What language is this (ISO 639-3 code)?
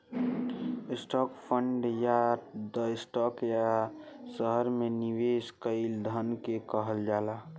bho